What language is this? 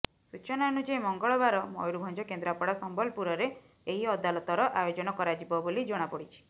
Odia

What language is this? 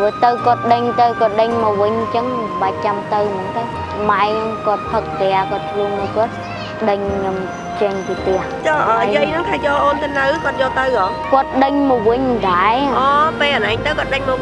Vietnamese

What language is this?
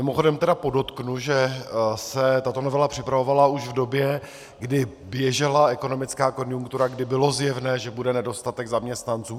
Czech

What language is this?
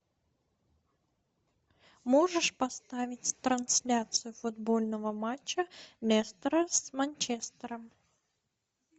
Russian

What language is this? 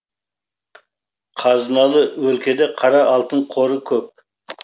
Kazakh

